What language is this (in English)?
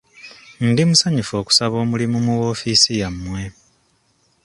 Ganda